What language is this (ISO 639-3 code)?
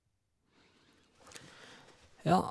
nor